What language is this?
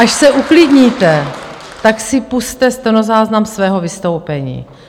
Czech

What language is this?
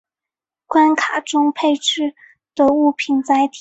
Chinese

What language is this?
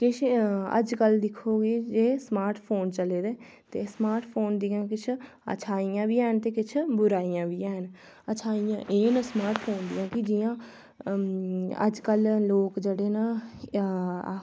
Dogri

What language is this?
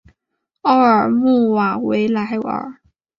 Chinese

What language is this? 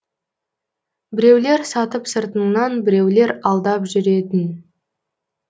Kazakh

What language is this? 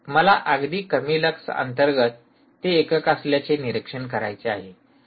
Marathi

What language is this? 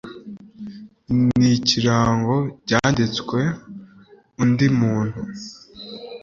Kinyarwanda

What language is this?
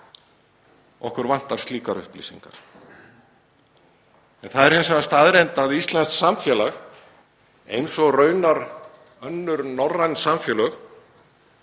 Icelandic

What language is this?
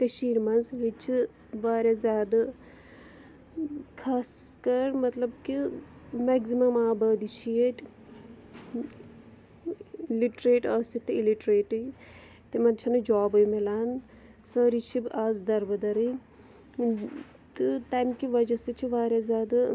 Kashmiri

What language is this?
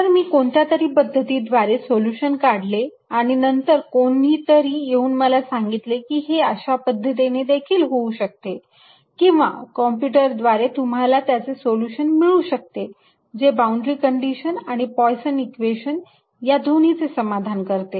Marathi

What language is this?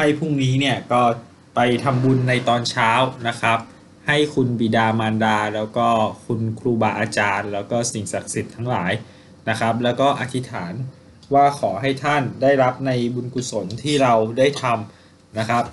Thai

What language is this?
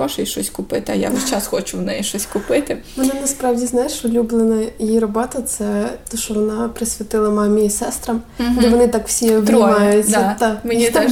Ukrainian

